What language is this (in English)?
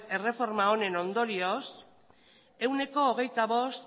Basque